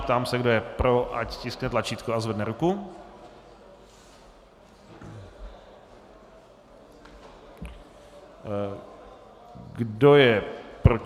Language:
Czech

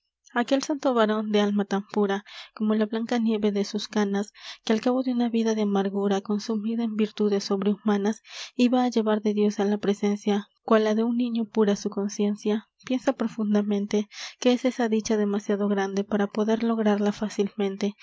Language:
Spanish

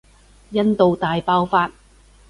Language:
Cantonese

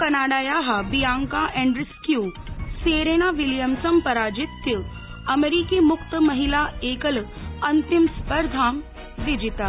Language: Sanskrit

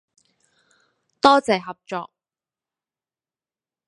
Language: Cantonese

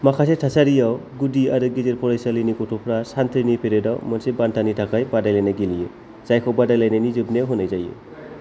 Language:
Bodo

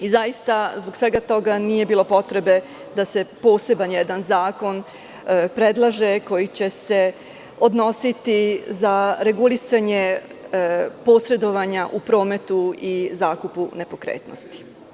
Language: Serbian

